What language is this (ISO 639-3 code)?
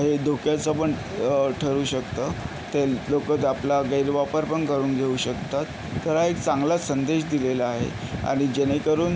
mar